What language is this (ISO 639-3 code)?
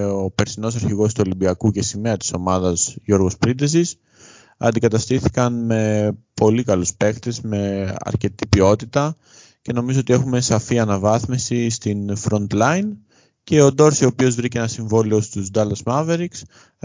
ell